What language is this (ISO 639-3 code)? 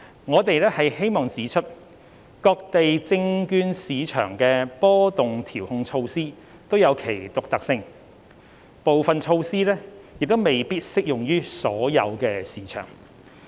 yue